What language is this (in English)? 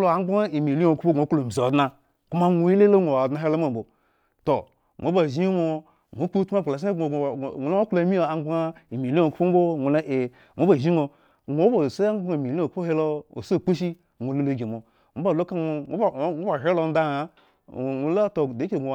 Eggon